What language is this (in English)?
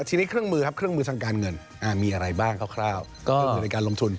Thai